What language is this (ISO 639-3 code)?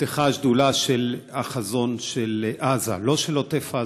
heb